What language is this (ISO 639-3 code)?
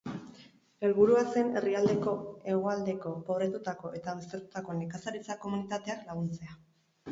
eus